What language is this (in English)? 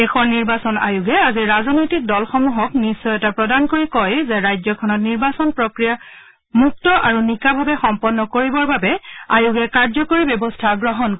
Assamese